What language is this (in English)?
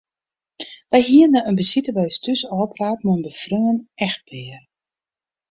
Western Frisian